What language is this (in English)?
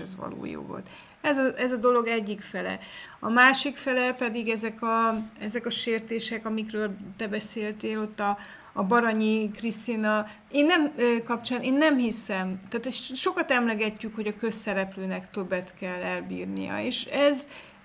Hungarian